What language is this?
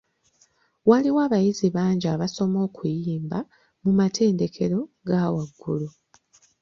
Ganda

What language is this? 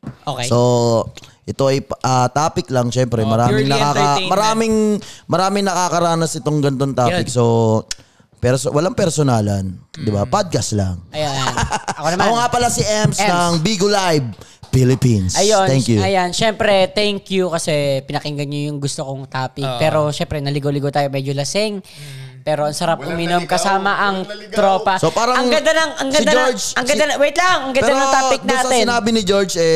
Filipino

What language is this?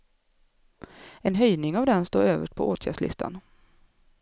Swedish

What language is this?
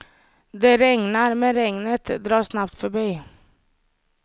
Swedish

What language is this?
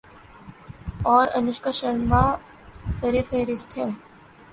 Urdu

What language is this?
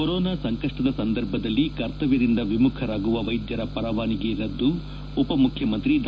Kannada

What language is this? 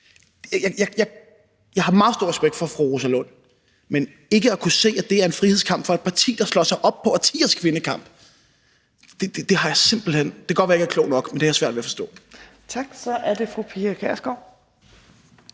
Danish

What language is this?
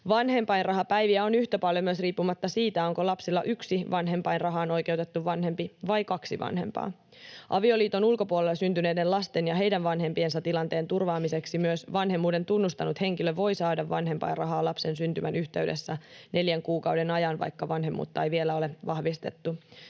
Finnish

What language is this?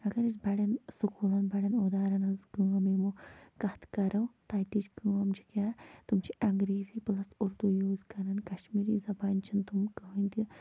Kashmiri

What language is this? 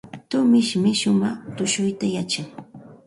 Santa Ana de Tusi Pasco Quechua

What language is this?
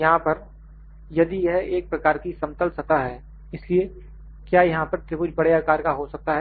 Hindi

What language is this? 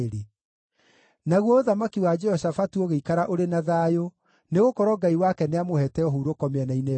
Kikuyu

